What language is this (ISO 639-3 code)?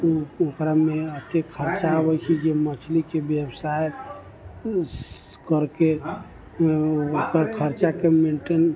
mai